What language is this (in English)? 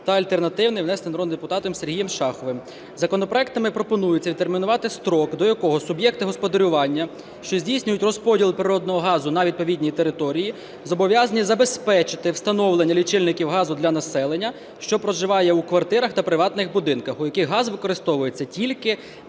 Ukrainian